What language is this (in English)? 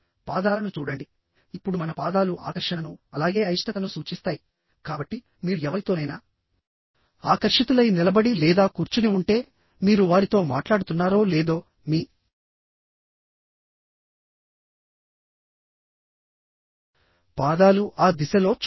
Telugu